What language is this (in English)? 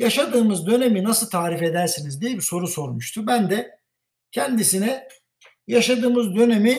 Turkish